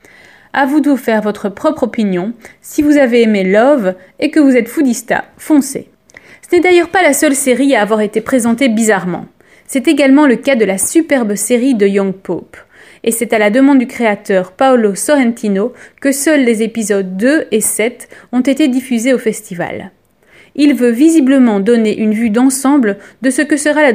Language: French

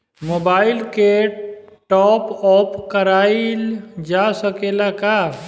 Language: Bhojpuri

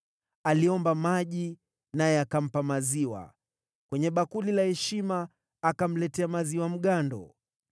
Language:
Swahili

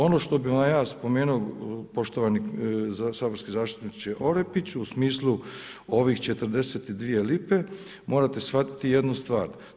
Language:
Croatian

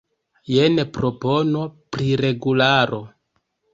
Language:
Esperanto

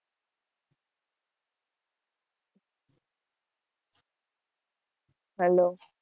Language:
Gujarati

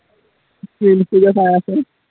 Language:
Assamese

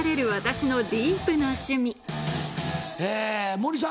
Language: Japanese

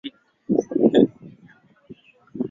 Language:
Swahili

